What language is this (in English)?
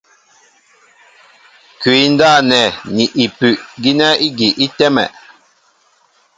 Mbo (Cameroon)